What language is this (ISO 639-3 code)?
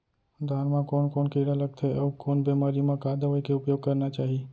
hne